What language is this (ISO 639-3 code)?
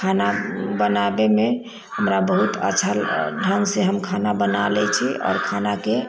mai